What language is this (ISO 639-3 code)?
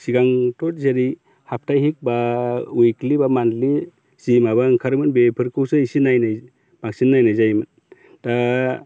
brx